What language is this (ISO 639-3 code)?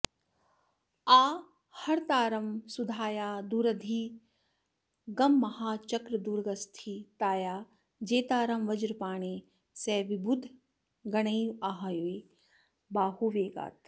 san